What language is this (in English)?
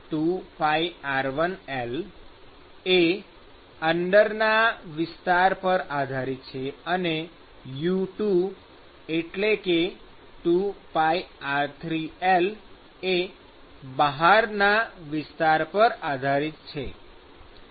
Gujarati